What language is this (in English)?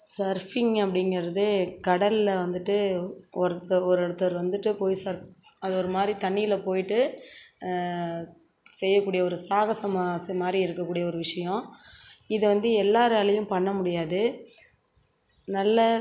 Tamil